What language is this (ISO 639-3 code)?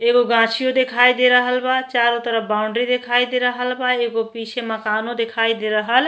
bho